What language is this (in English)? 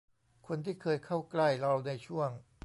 Thai